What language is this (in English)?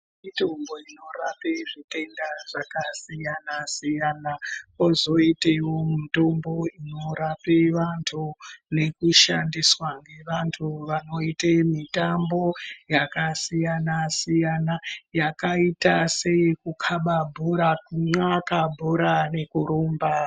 Ndau